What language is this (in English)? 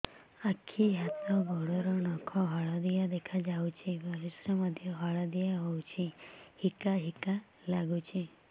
Odia